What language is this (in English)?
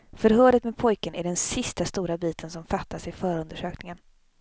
Swedish